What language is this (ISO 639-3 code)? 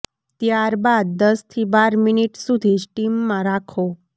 guj